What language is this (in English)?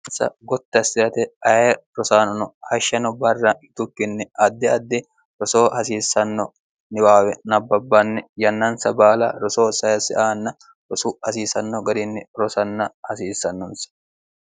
Sidamo